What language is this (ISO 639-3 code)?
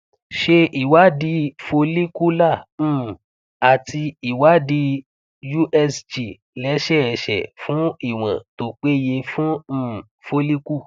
yor